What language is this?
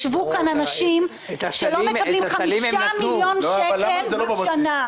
Hebrew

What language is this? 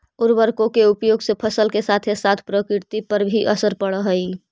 Magahi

